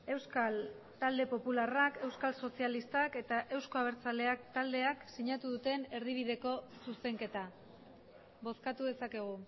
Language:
Basque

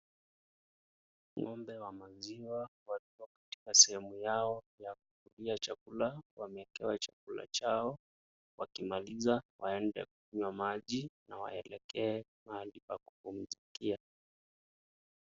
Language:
Swahili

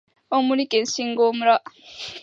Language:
Japanese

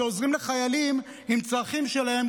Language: Hebrew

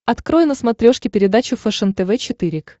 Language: Russian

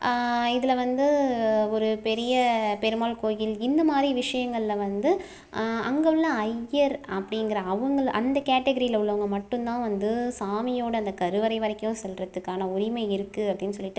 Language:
Tamil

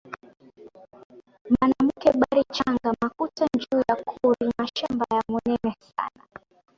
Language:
Swahili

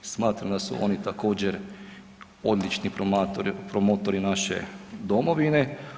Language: Croatian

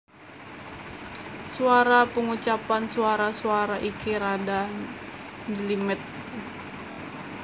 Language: Javanese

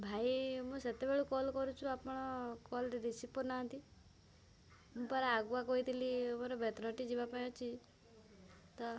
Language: Odia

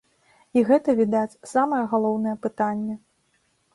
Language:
Belarusian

